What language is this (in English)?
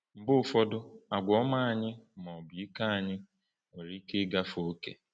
Igbo